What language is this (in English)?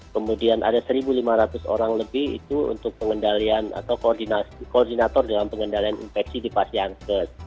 Indonesian